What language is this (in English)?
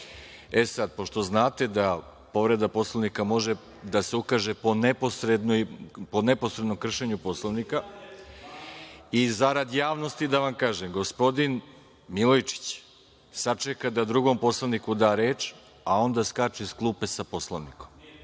Serbian